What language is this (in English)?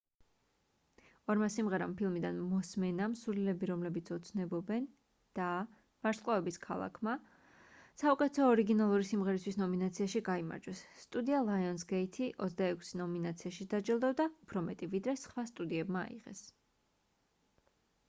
Georgian